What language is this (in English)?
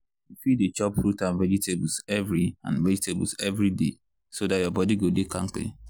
Nigerian Pidgin